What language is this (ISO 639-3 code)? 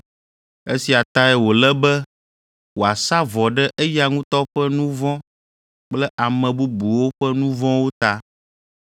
ewe